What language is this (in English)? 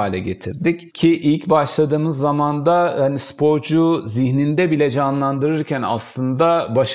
Turkish